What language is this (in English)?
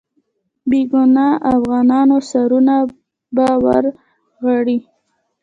Pashto